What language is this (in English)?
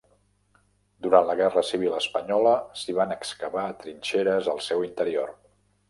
Catalan